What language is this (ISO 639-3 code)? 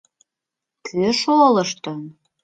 chm